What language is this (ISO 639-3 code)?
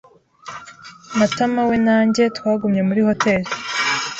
kin